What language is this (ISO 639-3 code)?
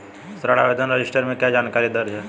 hin